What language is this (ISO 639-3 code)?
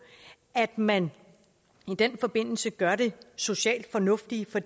dan